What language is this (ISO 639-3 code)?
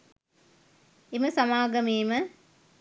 sin